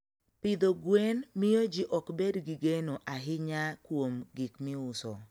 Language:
Luo (Kenya and Tanzania)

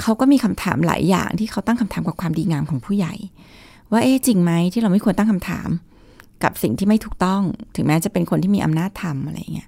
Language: Thai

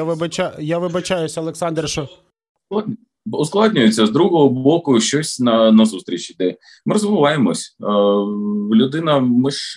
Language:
Ukrainian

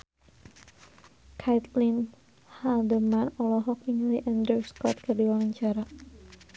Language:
Sundanese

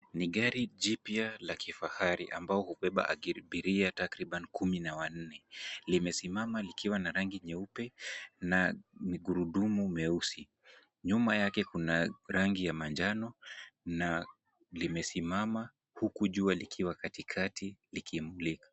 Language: Swahili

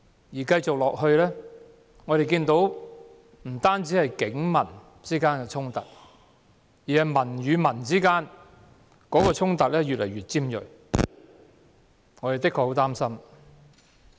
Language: Cantonese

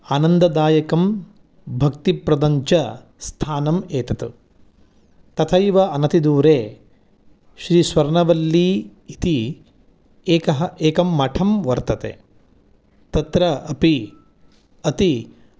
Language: Sanskrit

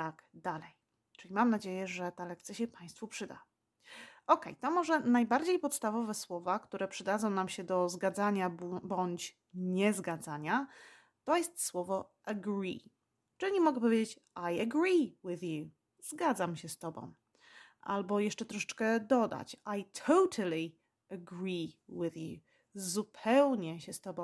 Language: Polish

